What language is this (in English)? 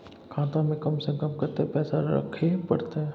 Maithili